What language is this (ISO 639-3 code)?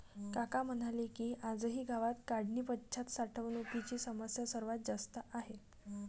mar